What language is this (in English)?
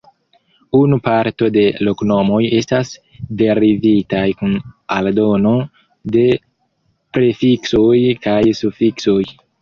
Esperanto